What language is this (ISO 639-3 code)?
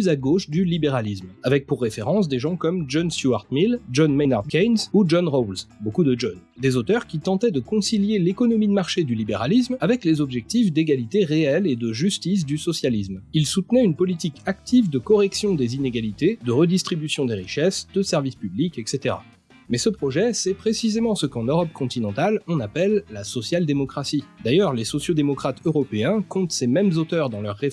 fra